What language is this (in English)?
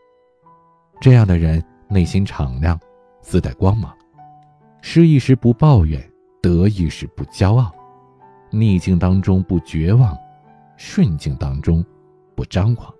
Chinese